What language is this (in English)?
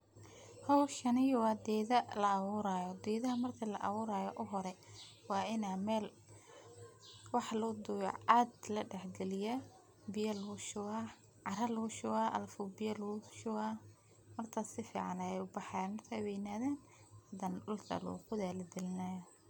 Somali